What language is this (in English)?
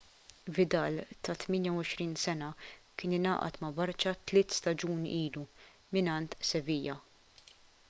Maltese